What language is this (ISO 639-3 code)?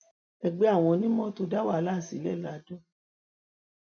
yor